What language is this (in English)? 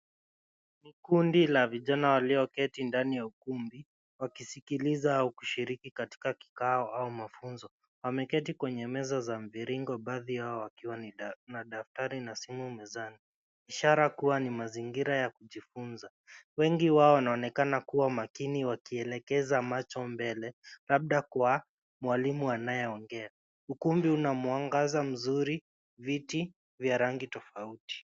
Swahili